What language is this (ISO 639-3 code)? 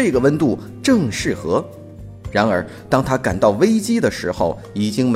zho